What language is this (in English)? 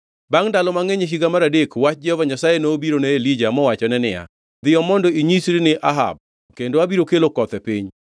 Luo (Kenya and Tanzania)